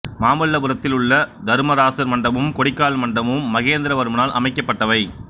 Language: Tamil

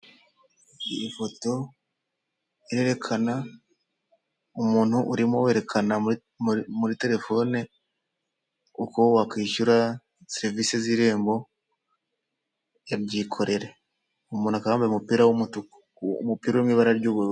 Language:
Kinyarwanda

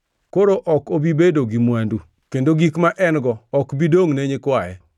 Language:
Luo (Kenya and Tanzania)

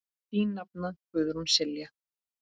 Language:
Icelandic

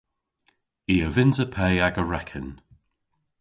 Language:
Cornish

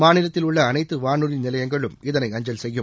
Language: Tamil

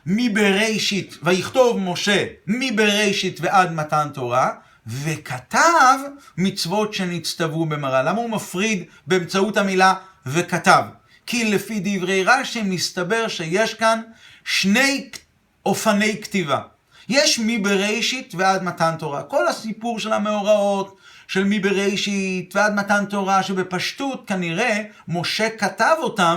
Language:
Hebrew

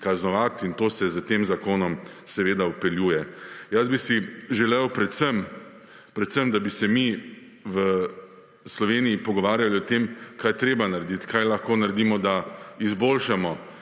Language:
Slovenian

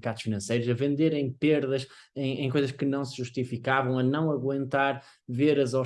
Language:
Portuguese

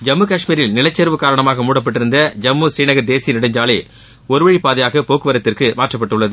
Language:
Tamil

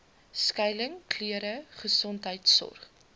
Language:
Afrikaans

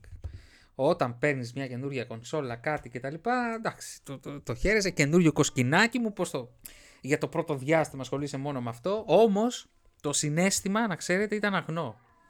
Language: Greek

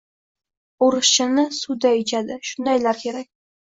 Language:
Uzbek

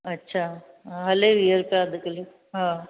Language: Sindhi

